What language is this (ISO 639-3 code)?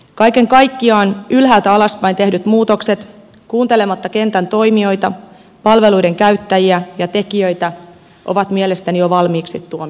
fin